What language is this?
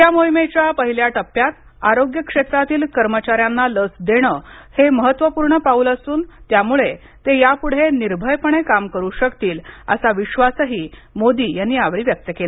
Marathi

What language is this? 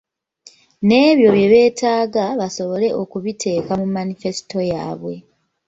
Ganda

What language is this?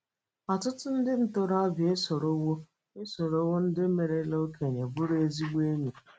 Igbo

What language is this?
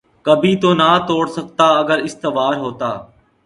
Urdu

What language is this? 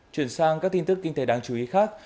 Vietnamese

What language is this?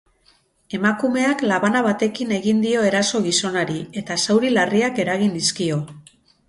Basque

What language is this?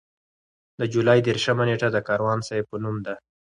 Pashto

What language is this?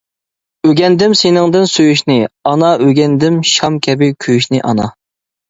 Uyghur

